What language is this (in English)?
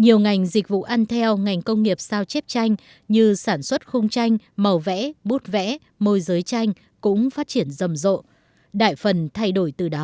Vietnamese